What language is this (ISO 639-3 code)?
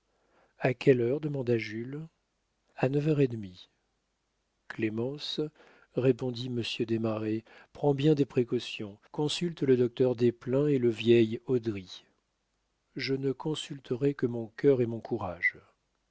fra